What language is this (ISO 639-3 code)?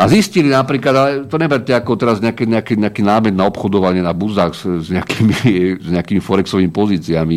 slk